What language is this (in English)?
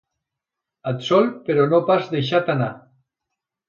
Catalan